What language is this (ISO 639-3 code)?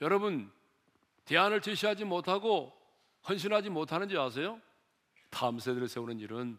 kor